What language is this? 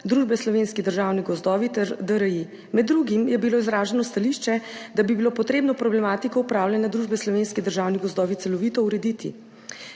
Slovenian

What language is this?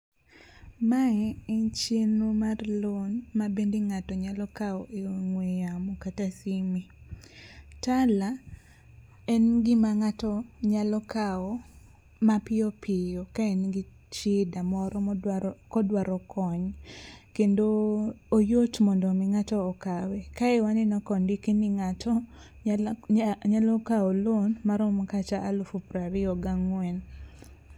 Luo (Kenya and Tanzania)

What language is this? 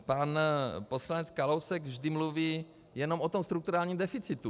Czech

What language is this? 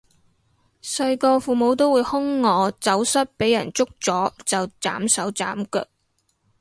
Cantonese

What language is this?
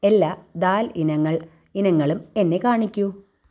Malayalam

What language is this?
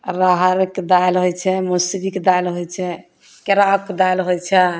Maithili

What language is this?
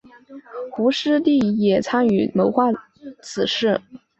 Chinese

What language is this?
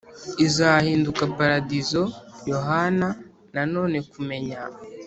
Kinyarwanda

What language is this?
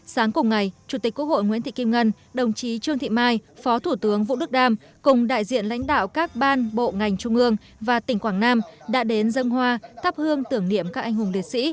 Vietnamese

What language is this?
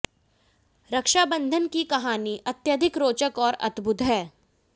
Hindi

